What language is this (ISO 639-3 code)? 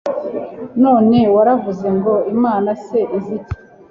kin